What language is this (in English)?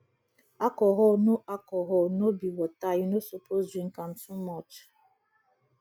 Nigerian Pidgin